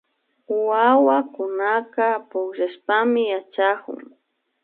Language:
Imbabura Highland Quichua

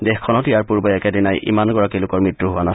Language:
Assamese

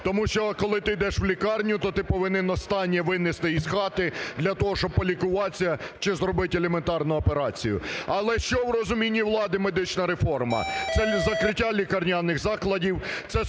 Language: Ukrainian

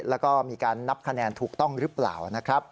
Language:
Thai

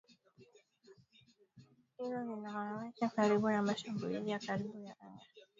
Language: Swahili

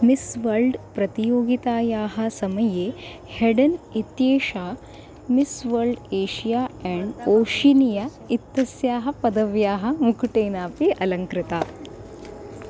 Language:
Sanskrit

